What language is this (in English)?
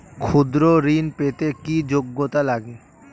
Bangla